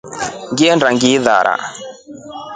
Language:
Rombo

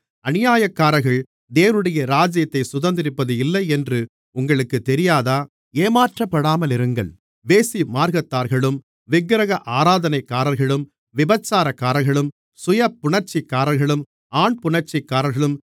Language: Tamil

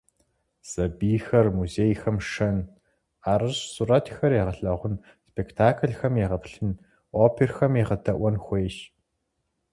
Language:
Kabardian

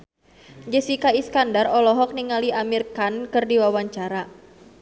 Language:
Sundanese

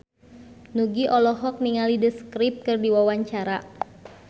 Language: Sundanese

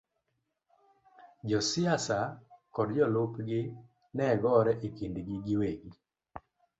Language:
Luo (Kenya and Tanzania)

